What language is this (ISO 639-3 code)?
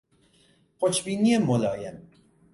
fas